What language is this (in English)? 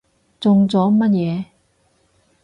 Cantonese